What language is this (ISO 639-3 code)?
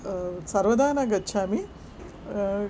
san